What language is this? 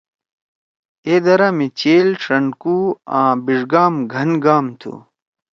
Torwali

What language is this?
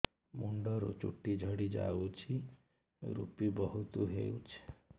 Odia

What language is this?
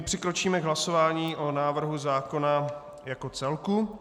Czech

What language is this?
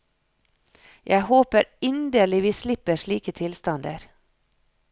Norwegian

